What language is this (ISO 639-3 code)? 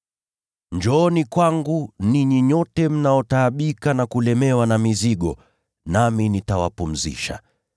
swa